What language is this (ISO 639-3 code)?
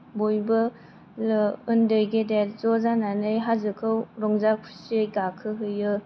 brx